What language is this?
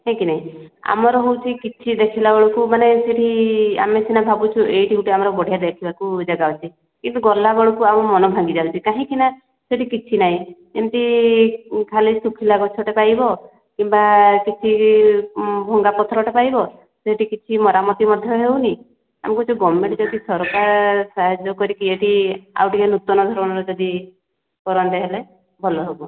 Odia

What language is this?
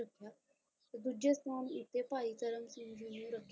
Punjabi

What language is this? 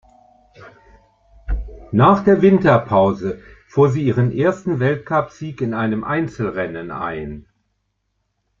German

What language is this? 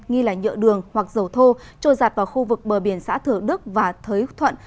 Vietnamese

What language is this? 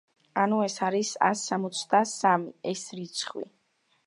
Georgian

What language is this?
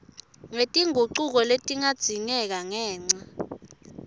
Swati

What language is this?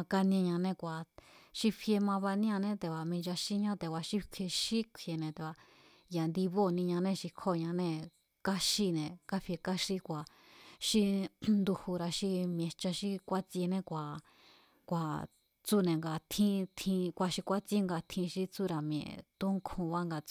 Mazatlán Mazatec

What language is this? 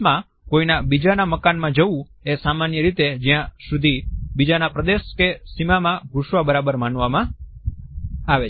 Gujarati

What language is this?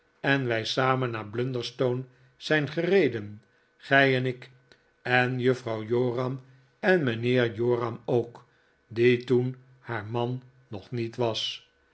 Dutch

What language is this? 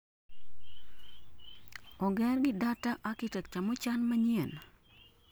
Luo (Kenya and Tanzania)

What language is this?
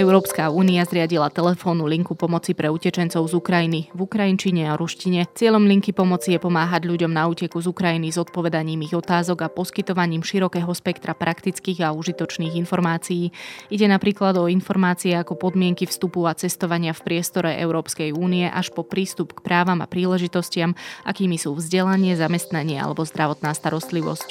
Slovak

